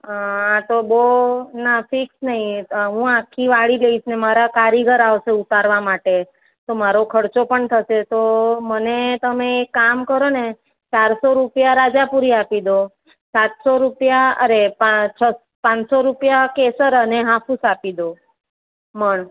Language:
Gujarati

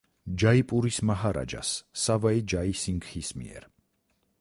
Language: Georgian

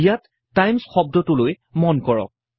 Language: Assamese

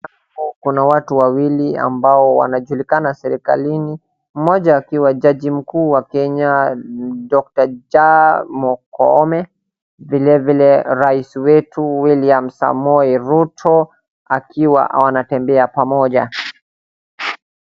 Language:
Swahili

